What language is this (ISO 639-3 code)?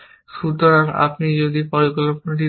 ben